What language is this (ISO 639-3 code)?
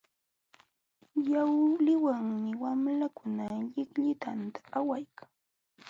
qxw